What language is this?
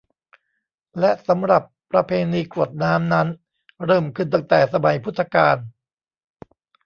Thai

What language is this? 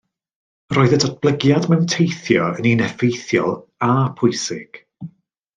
Welsh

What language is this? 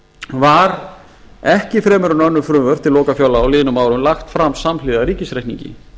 Icelandic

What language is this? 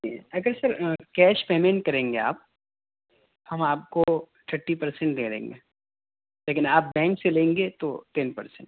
Urdu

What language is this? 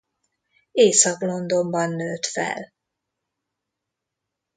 Hungarian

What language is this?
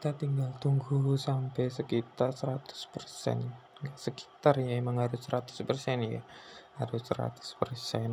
Indonesian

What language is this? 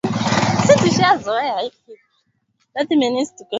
Swahili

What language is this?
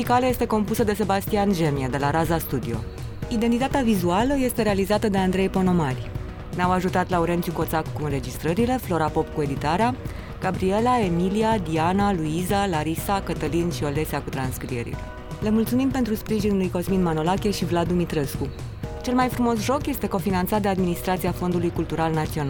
Romanian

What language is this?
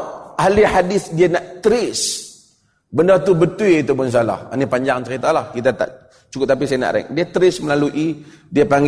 Malay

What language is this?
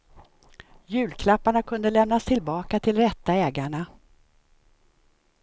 Swedish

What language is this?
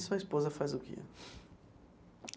Portuguese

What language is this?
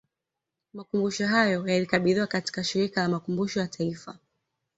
Swahili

